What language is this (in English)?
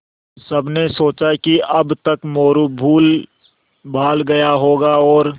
Hindi